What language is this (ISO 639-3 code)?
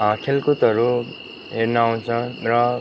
nep